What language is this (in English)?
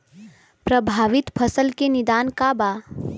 Bhojpuri